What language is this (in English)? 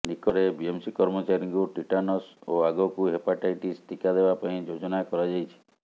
Odia